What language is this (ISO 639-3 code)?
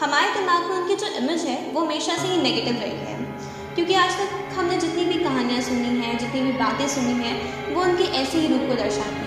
hin